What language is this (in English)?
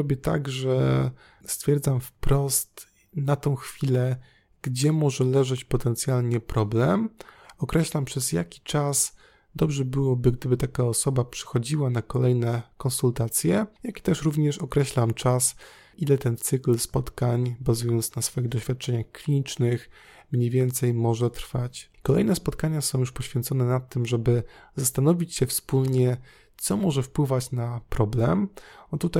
Polish